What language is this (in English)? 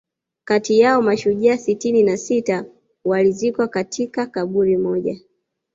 Swahili